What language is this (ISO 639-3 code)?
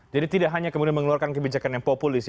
ind